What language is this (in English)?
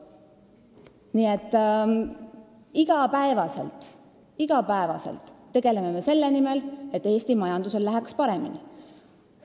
Estonian